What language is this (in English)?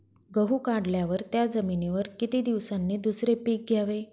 Marathi